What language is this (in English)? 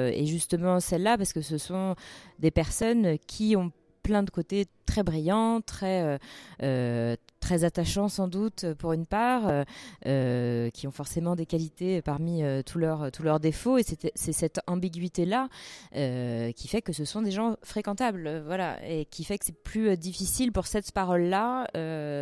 French